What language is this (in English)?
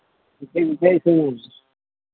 Santali